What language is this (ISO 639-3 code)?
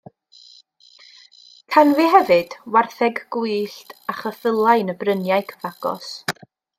cym